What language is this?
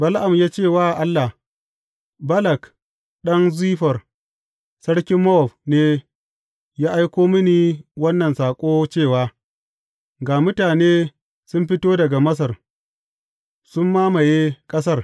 Hausa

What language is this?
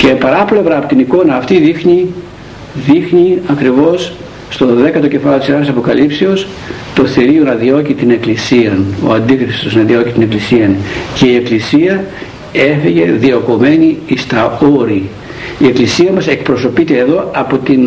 Greek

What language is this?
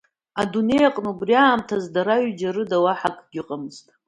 Abkhazian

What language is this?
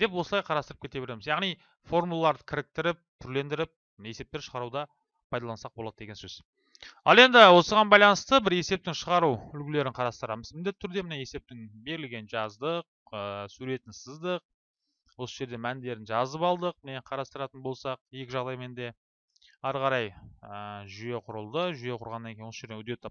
Turkish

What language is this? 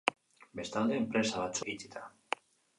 Basque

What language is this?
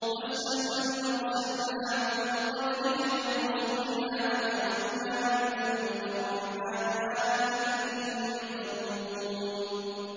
Arabic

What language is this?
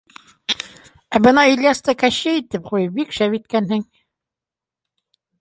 Bashkir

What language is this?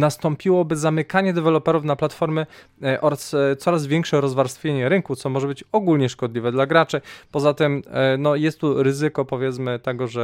Polish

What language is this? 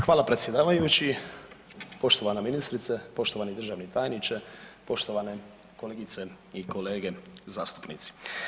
Croatian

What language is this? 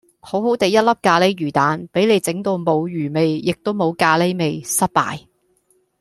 Cantonese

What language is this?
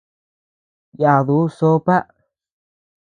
Tepeuxila Cuicatec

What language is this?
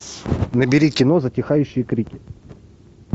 Russian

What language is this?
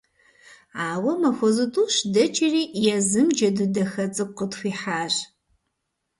Kabardian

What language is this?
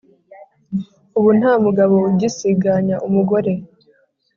Kinyarwanda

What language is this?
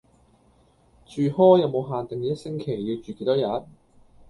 Cantonese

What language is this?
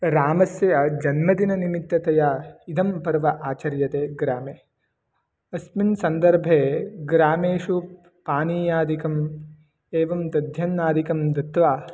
Sanskrit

